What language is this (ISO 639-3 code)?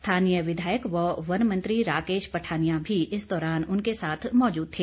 hin